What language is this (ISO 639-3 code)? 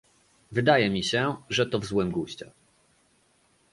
pol